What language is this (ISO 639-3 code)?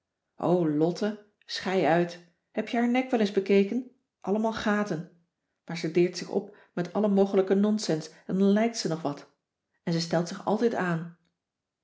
nld